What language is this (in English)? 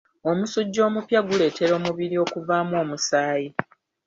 Ganda